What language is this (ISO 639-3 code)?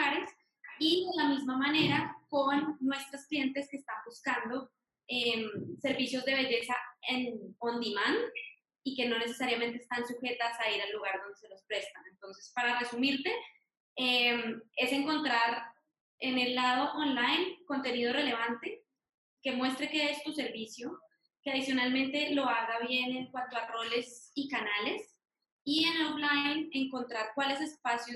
spa